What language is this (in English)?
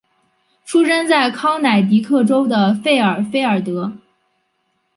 Chinese